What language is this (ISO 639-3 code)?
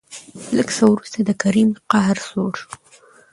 pus